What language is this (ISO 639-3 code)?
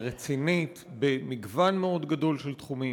heb